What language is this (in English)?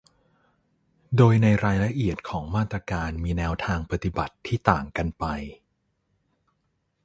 Thai